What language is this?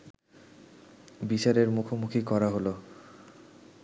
Bangla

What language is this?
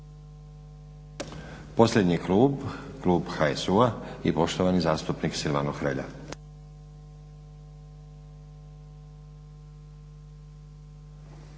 Croatian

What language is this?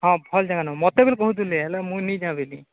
Odia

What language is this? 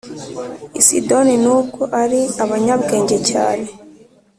Kinyarwanda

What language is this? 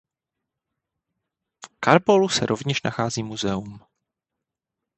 Czech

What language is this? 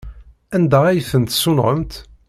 Kabyle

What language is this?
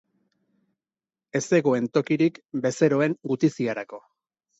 Basque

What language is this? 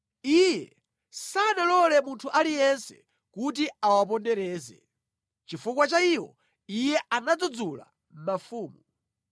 Nyanja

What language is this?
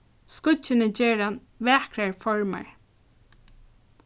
Faroese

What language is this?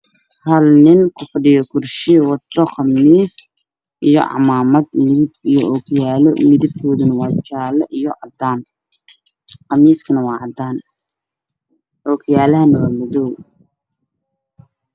Somali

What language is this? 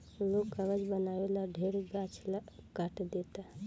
Bhojpuri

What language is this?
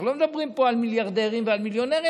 Hebrew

